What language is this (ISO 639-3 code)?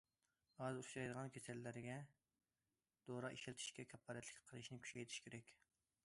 uig